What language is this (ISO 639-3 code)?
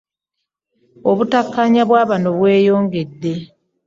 lug